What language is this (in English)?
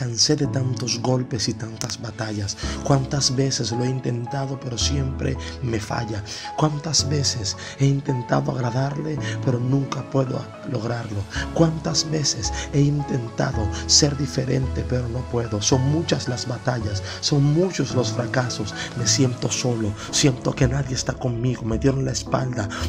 Spanish